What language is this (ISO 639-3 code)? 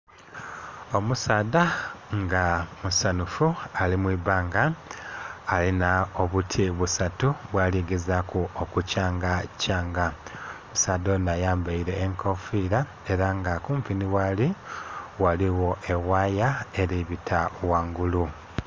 xog